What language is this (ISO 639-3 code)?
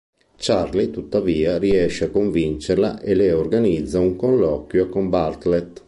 ita